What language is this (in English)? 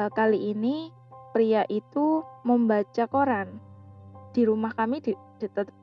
Indonesian